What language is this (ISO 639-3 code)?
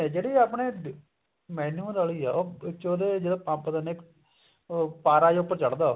pan